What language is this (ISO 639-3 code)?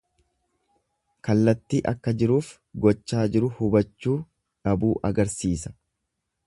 orm